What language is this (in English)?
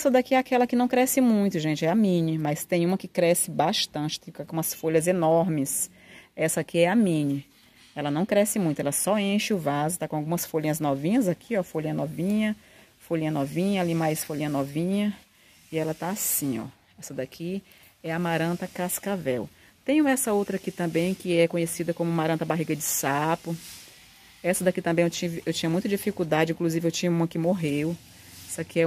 Portuguese